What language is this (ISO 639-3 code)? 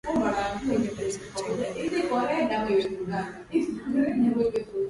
swa